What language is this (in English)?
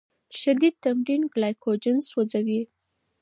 Pashto